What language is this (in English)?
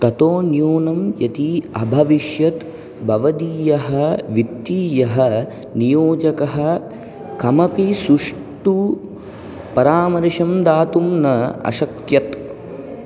Sanskrit